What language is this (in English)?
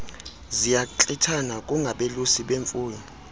Xhosa